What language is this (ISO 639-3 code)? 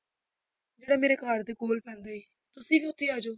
pan